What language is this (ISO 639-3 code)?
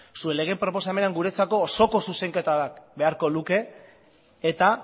eus